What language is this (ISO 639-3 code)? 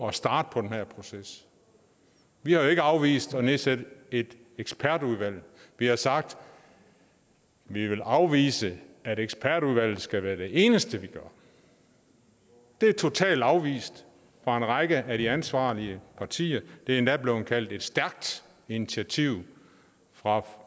dan